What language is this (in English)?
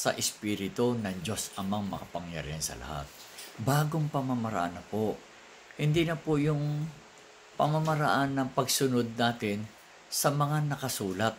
Filipino